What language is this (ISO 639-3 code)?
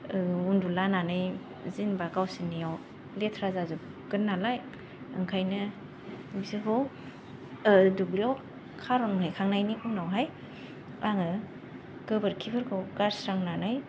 brx